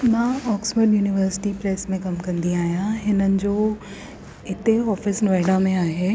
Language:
Sindhi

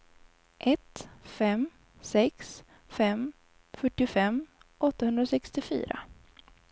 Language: Swedish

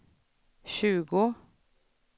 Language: Swedish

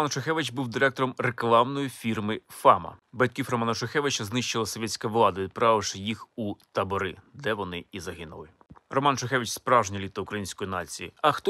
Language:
Ukrainian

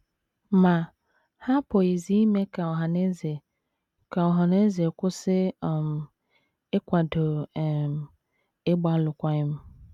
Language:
Igbo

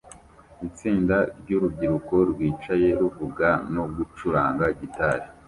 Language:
Kinyarwanda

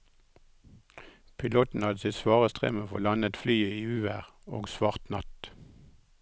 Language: Norwegian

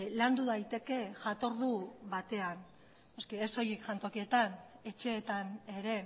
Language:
Basque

